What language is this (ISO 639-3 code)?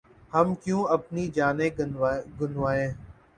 urd